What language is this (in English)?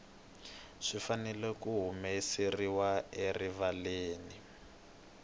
Tsonga